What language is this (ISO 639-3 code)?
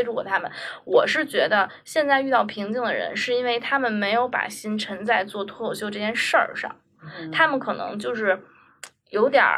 zho